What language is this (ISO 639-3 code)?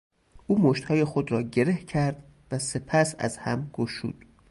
fas